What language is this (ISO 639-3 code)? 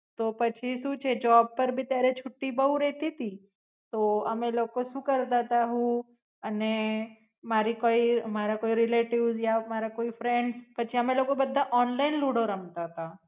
guj